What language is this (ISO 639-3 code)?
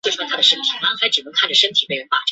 zho